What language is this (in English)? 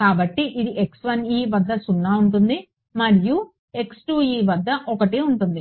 Telugu